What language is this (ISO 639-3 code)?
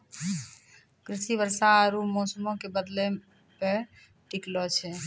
mai